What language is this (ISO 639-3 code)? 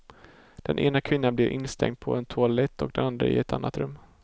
swe